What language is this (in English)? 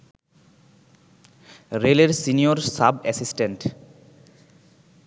Bangla